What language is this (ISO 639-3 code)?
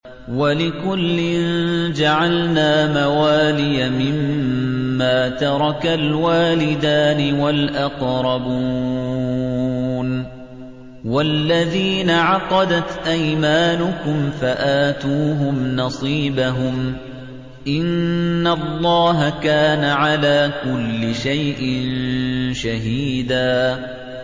ara